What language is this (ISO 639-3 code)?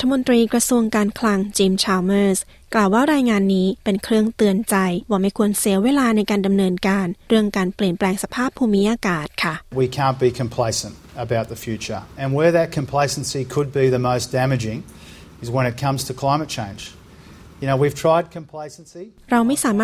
tha